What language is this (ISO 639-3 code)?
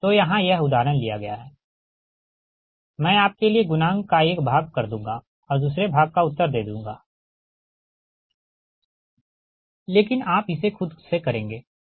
hin